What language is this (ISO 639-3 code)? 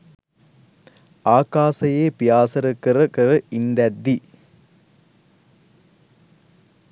sin